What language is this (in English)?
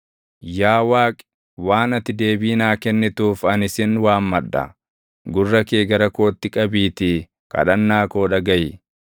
Oromo